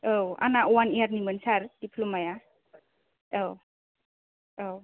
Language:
Bodo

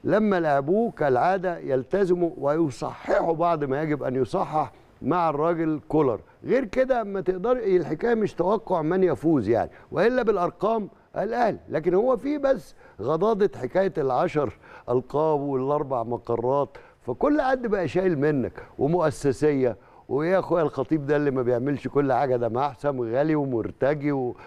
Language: Arabic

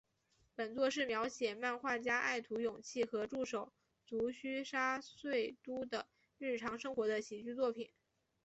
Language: Chinese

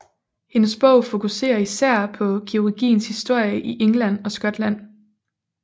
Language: Danish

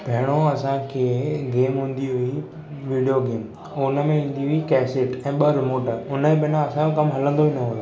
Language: Sindhi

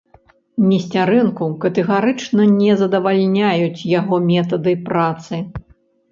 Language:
Belarusian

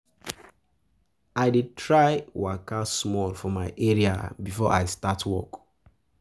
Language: Nigerian Pidgin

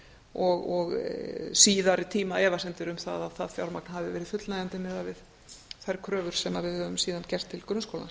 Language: Icelandic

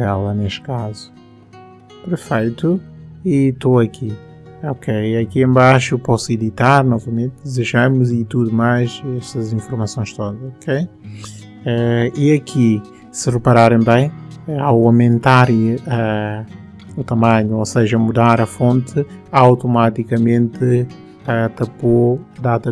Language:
Portuguese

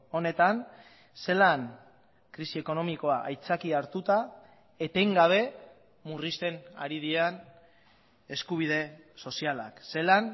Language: Basque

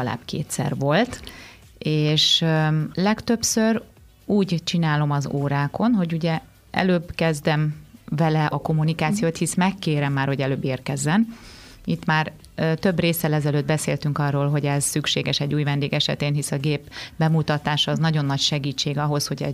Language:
Hungarian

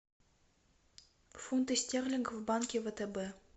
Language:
Russian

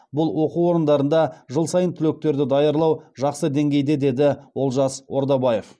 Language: Kazakh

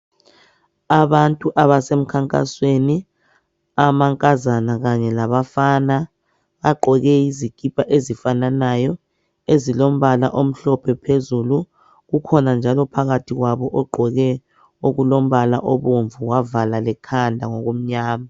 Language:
North Ndebele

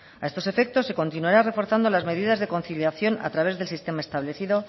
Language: Spanish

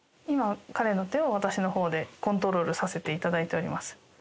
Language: Japanese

